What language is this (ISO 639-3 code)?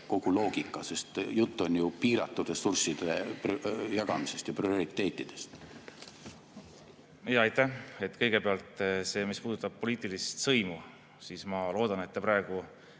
est